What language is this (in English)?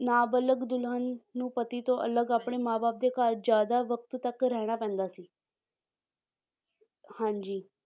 Punjabi